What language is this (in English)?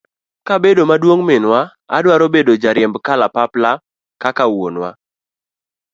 Luo (Kenya and Tanzania)